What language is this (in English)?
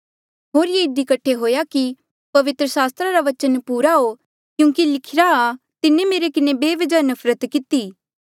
Mandeali